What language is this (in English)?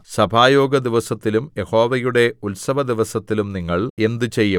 Malayalam